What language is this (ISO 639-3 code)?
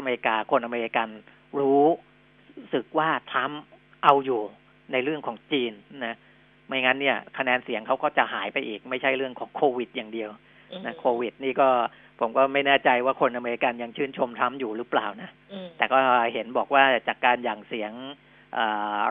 tha